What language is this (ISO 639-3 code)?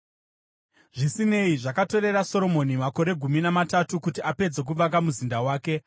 sna